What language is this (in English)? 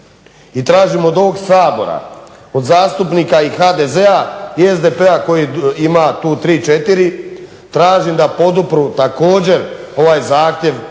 Croatian